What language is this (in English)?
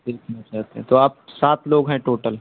Urdu